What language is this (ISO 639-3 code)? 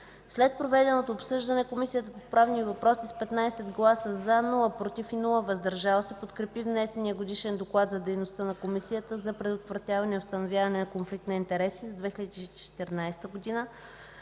bul